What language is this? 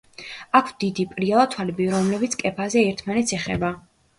Georgian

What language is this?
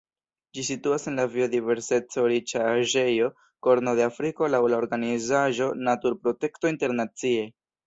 Esperanto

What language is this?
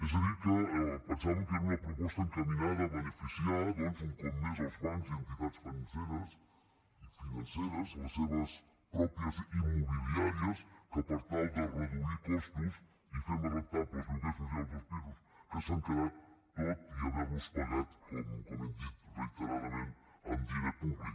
Catalan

